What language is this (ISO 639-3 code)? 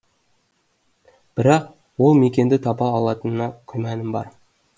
kaz